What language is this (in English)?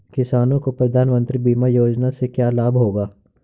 Hindi